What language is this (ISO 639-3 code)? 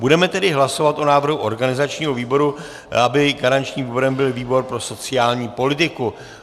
ces